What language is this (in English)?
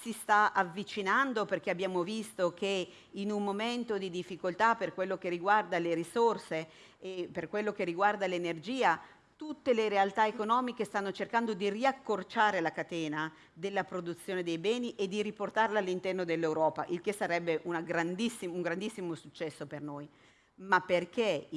Italian